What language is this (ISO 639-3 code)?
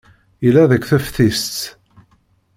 kab